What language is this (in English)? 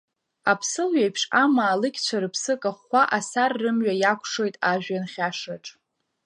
Abkhazian